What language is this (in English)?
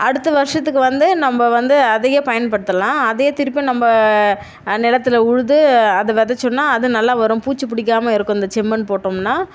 Tamil